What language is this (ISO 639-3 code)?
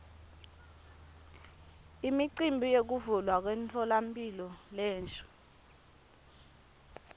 ssw